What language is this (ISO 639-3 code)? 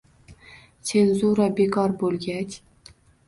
uzb